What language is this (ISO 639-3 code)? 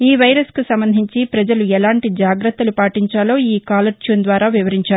tel